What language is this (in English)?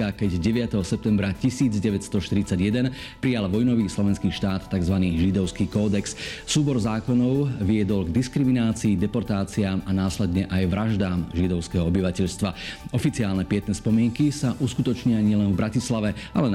Slovak